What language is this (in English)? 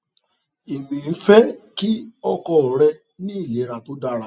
Yoruba